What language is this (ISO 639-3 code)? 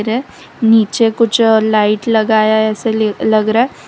hin